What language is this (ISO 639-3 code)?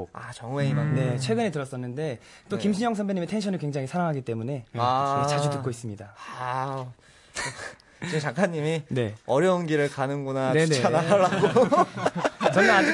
kor